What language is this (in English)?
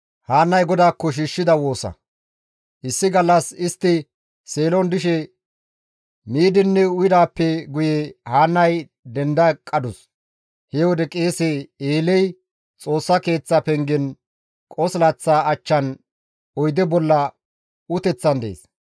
Gamo